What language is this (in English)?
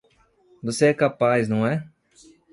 Portuguese